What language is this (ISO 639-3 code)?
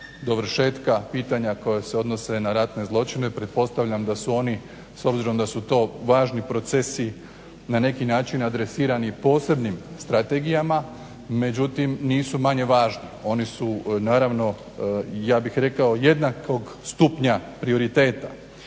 hrv